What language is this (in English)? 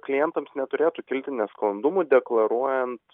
Lithuanian